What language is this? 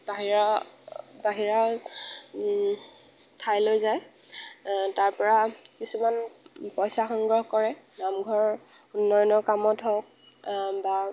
Assamese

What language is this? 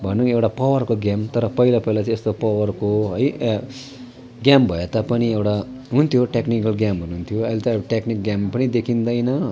Nepali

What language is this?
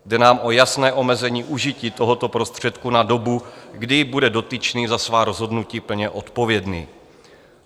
Czech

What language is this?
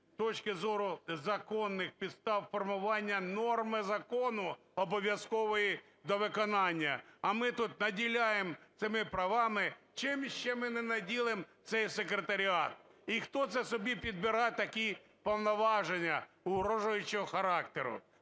Ukrainian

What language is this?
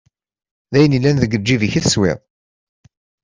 Kabyle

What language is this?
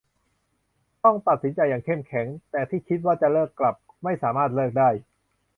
Thai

